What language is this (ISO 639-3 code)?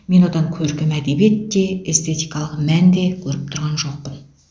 kaz